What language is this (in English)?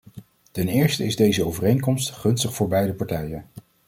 Dutch